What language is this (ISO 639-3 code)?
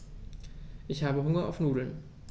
deu